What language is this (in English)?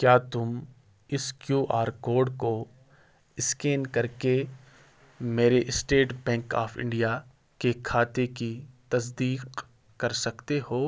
Urdu